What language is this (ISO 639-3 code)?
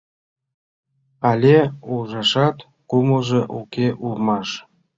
chm